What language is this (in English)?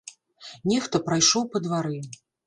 Belarusian